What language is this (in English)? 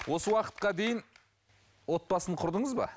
Kazakh